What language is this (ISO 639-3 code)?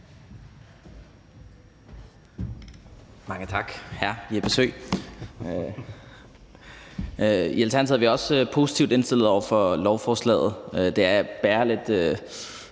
dan